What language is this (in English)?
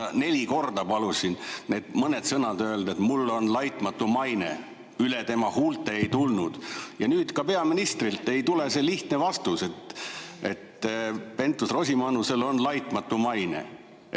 Estonian